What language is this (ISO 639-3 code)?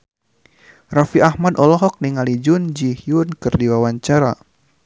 sun